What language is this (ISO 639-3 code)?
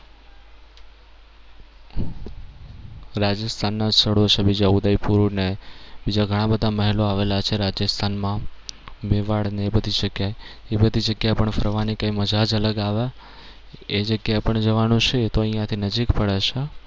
guj